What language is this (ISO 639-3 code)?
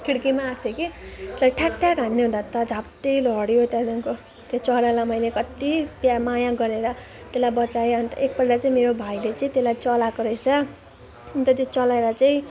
nep